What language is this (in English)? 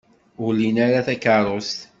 Kabyle